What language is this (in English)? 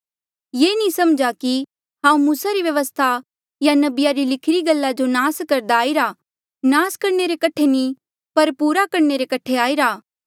Mandeali